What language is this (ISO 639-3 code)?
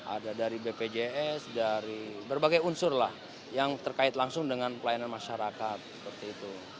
ind